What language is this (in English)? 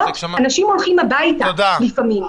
Hebrew